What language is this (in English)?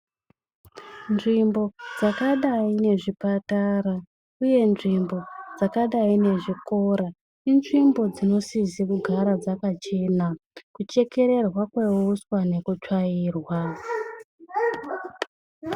Ndau